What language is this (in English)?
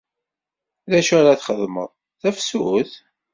Kabyle